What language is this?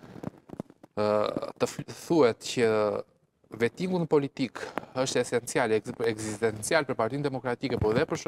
Romanian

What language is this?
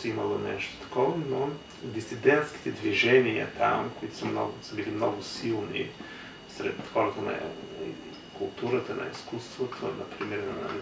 Bulgarian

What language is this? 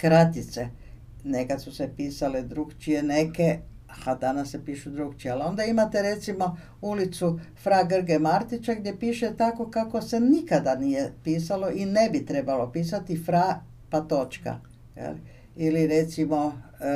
Croatian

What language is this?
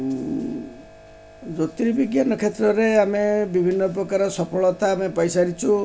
Odia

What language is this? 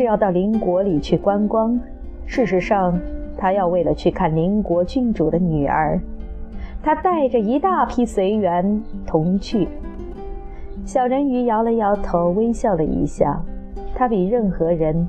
Chinese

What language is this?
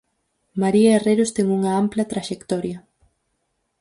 Galician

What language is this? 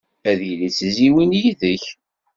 Kabyle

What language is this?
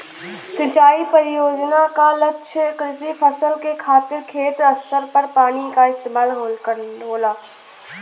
Bhojpuri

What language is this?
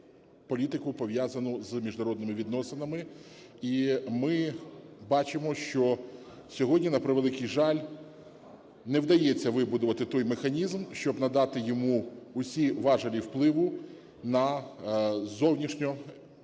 Ukrainian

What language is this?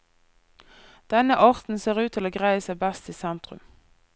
Norwegian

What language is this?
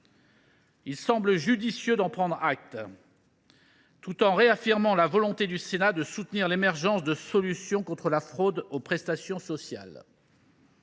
French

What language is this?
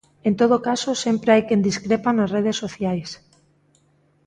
Galician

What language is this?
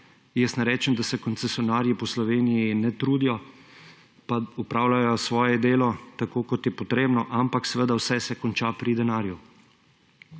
Slovenian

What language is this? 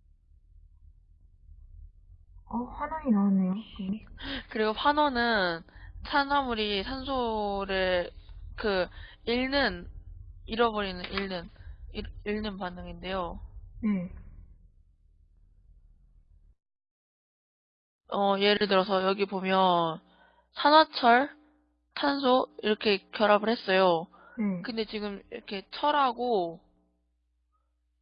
Korean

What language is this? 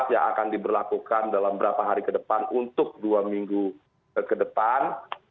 Indonesian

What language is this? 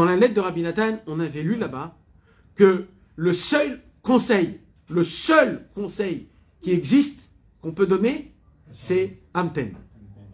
French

